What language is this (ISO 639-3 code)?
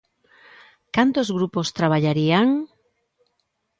glg